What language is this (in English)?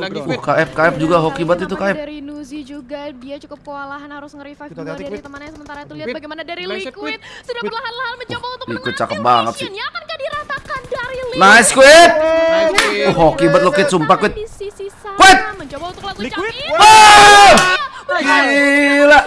Indonesian